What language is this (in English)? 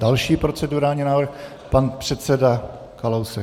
Czech